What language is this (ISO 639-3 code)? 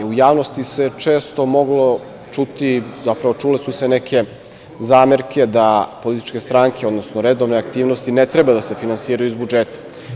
srp